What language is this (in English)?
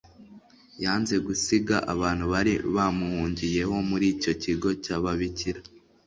Kinyarwanda